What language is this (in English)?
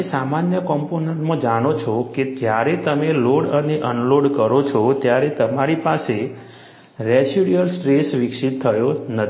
Gujarati